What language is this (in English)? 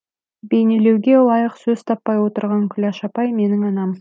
Kazakh